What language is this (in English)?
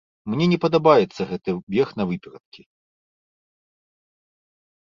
Belarusian